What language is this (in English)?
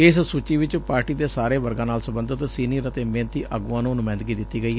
Punjabi